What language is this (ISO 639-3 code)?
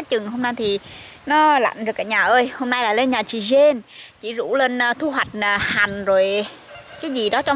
vie